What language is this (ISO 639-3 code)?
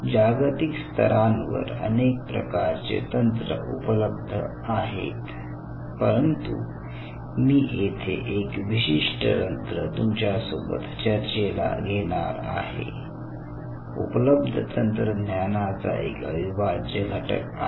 mar